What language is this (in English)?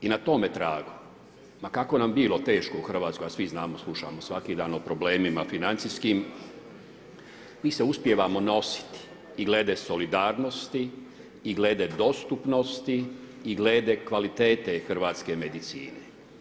Croatian